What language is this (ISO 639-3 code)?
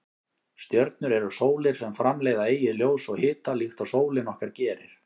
isl